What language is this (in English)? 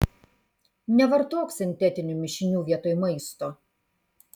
Lithuanian